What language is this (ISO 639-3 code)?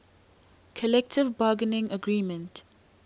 eng